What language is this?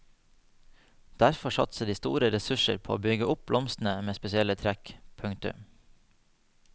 Norwegian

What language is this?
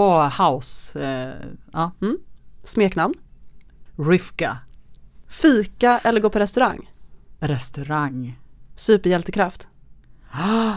Swedish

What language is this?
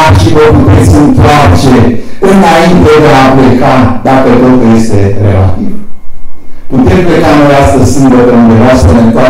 Romanian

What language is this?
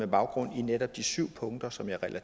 Danish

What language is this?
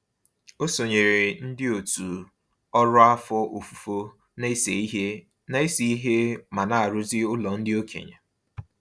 Igbo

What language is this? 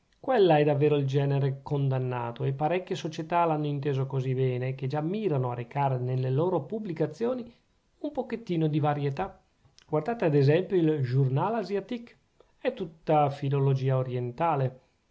Italian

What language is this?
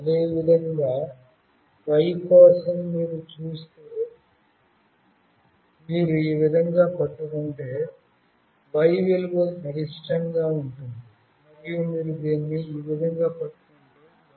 Telugu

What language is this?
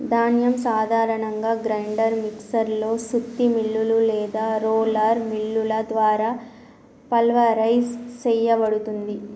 Telugu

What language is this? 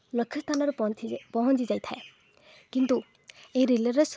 Odia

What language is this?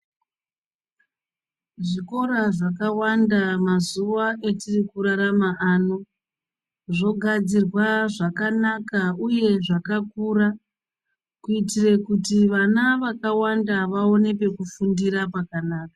Ndau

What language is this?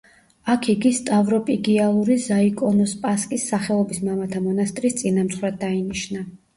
Georgian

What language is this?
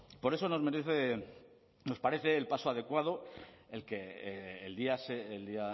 Spanish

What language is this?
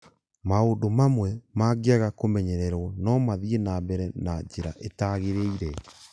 Kikuyu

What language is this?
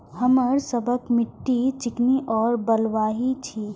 Maithili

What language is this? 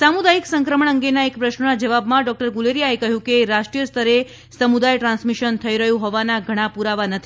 Gujarati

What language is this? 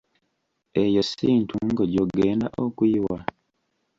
Ganda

